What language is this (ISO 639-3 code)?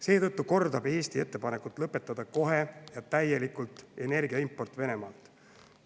est